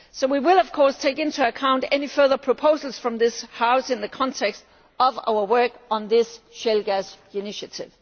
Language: English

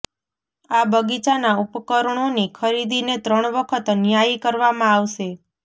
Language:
Gujarati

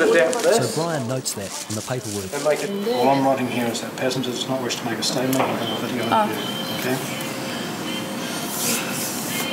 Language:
English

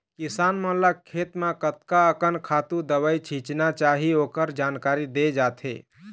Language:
Chhattisgarhi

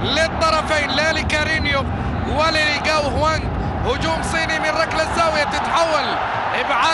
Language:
Arabic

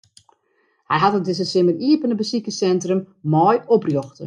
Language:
Western Frisian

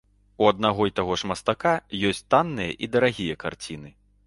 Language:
Belarusian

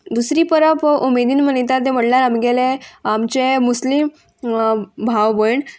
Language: Konkani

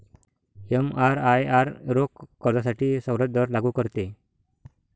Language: Marathi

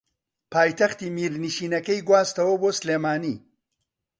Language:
Central Kurdish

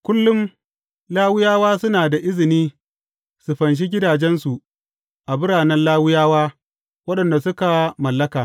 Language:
Hausa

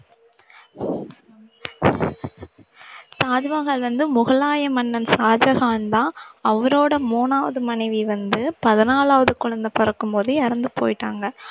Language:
Tamil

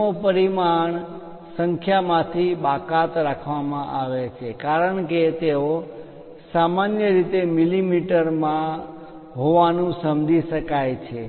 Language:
Gujarati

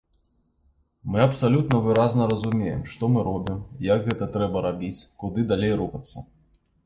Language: Belarusian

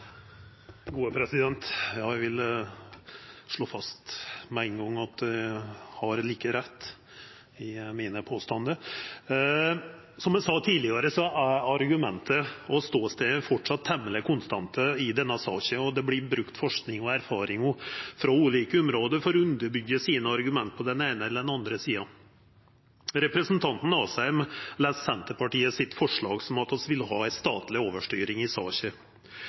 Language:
Norwegian Nynorsk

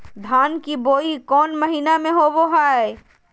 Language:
Magahi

